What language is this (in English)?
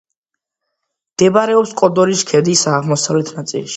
Georgian